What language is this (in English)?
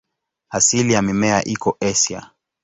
Swahili